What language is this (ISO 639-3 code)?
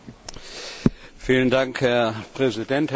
deu